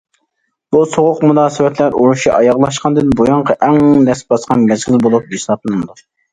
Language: Uyghur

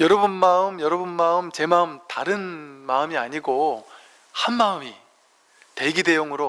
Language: Korean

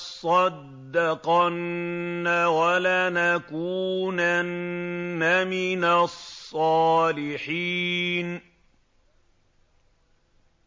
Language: Arabic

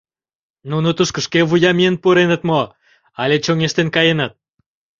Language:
Mari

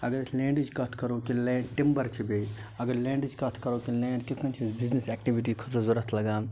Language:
Kashmiri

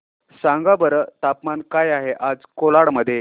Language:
Marathi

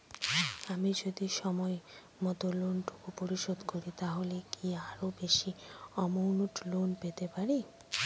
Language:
Bangla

